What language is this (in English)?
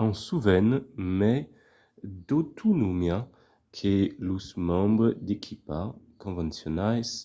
Occitan